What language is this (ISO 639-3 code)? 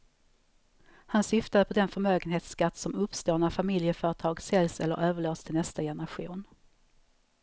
swe